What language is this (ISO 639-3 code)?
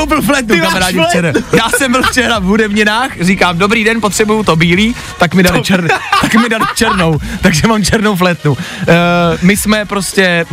ces